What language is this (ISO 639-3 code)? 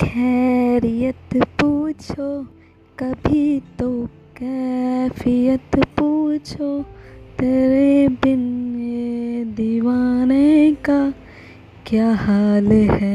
hin